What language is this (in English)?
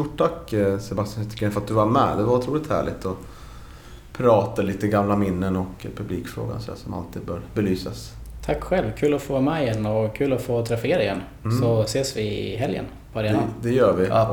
Swedish